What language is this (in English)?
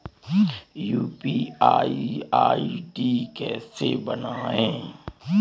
Hindi